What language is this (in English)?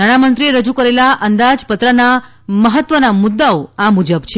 Gujarati